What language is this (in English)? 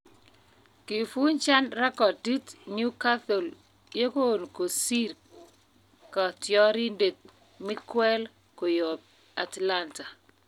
Kalenjin